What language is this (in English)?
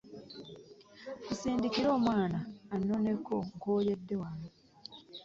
Ganda